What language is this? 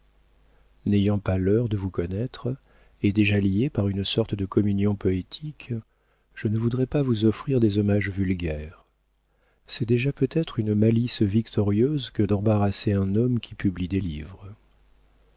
French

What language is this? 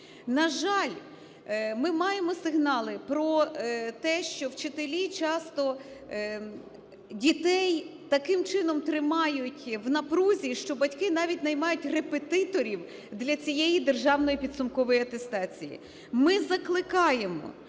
Ukrainian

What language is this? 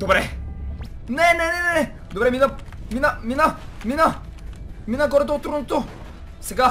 Bulgarian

